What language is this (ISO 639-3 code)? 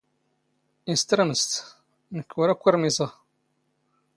zgh